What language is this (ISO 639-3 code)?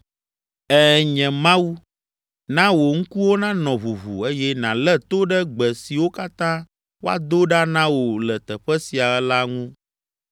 ewe